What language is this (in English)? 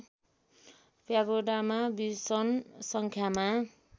Nepali